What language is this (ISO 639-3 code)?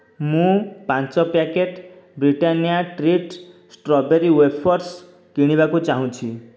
ori